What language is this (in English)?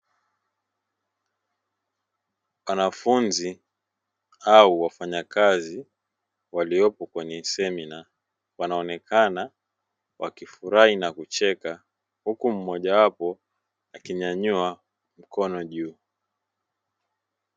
Swahili